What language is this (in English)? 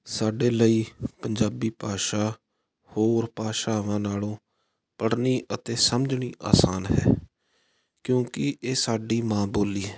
Punjabi